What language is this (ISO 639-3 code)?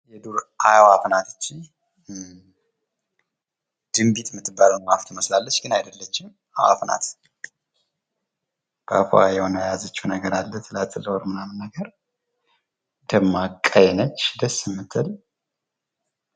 amh